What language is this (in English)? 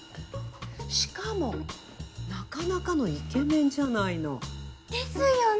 Japanese